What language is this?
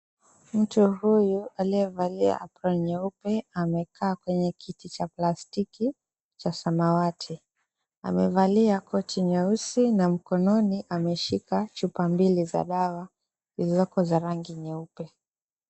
Swahili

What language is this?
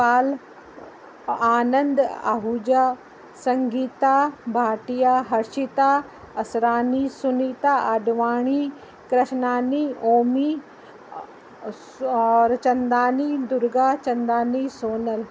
Sindhi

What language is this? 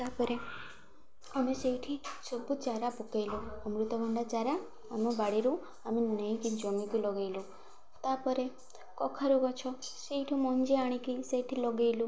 Odia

